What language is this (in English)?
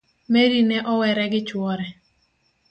Luo (Kenya and Tanzania)